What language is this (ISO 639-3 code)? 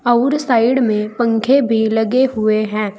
hin